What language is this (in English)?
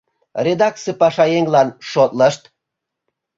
Mari